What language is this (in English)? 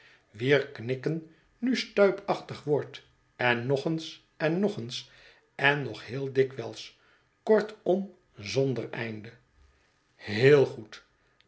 Dutch